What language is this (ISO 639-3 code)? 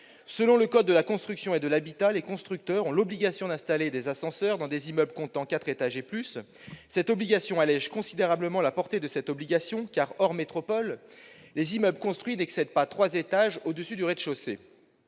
fra